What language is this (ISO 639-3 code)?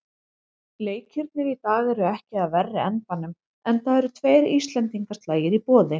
isl